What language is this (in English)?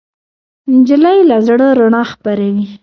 Pashto